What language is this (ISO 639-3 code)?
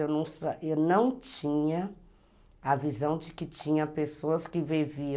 por